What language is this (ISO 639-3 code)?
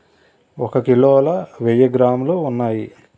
tel